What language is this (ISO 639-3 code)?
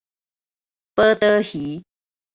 nan